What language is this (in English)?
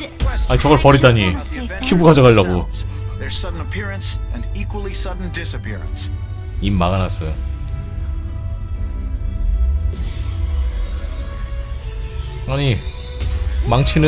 Korean